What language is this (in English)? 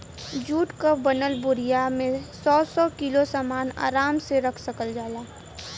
Bhojpuri